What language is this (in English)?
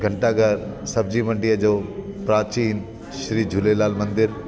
Sindhi